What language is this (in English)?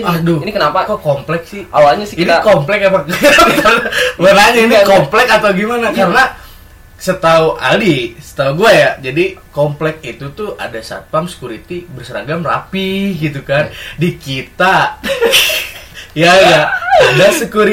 Indonesian